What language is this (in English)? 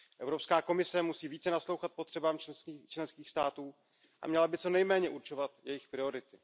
Czech